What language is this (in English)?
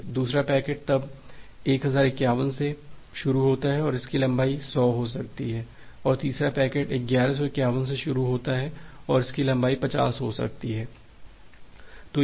Hindi